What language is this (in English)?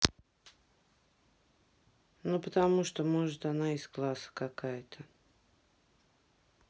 Russian